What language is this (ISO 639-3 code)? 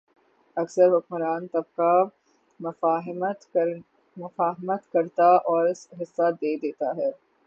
urd